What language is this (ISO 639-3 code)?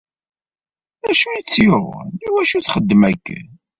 kab